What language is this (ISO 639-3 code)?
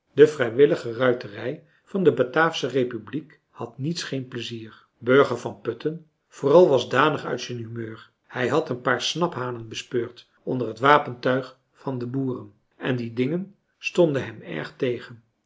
nld